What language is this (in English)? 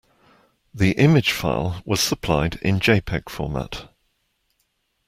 English